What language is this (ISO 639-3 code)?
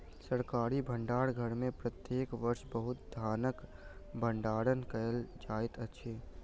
mai